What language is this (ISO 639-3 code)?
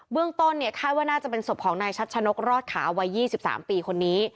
tha